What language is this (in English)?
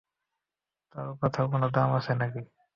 Bangla